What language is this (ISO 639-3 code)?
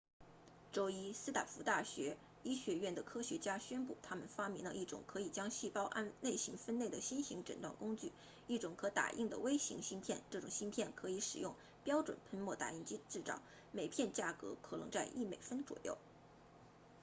zho